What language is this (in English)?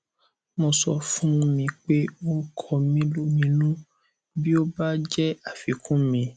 Yoruba